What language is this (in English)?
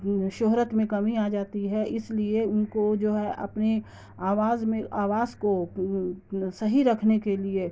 Urdu